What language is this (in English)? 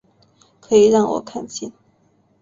Chinese